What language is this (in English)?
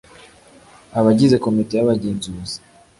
Kinyarwanda